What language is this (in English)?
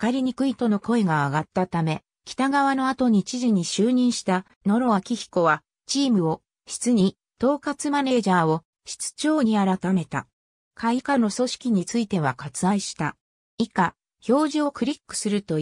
Japanese